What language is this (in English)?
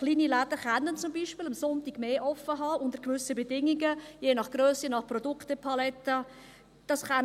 Swiss German